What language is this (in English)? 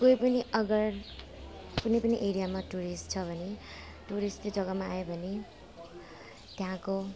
Nepali